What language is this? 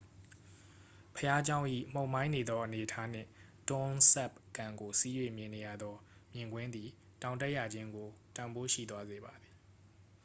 Burmese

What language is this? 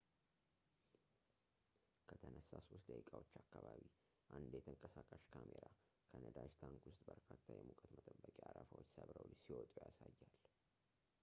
Amharic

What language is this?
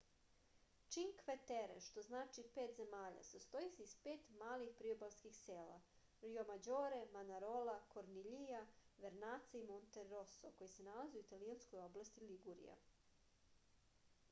Serbian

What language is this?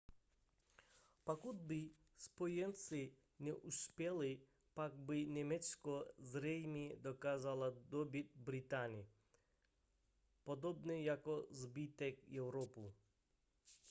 Czech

